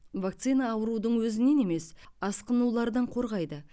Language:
Kazakh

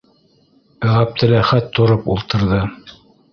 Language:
Bashkir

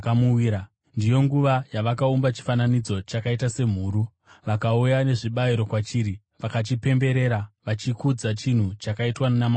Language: Shona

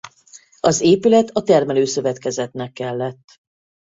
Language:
Hungarian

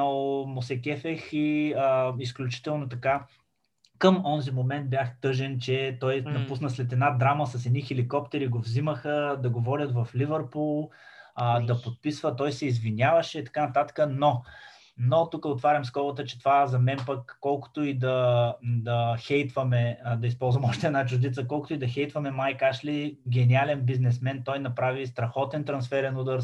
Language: Bulgarian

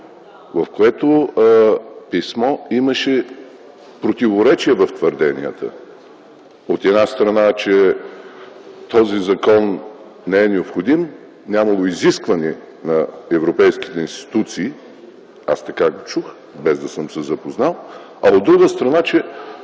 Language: Bulgarian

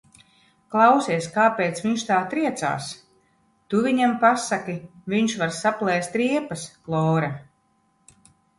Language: Latvian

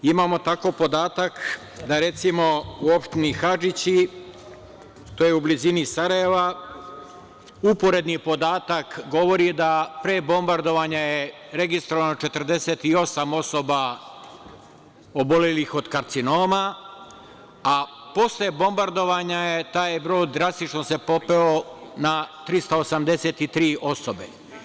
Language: Serbian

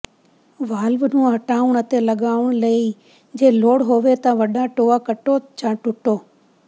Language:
Punjabi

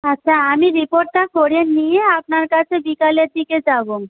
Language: Bangla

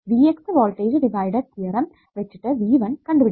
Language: Malayalam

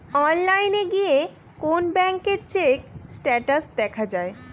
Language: Bangla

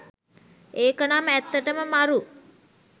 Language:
Sinhala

